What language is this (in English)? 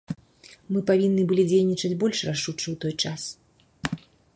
Belarusian